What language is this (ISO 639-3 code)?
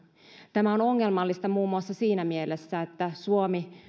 fin